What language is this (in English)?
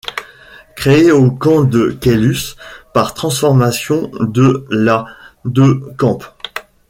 French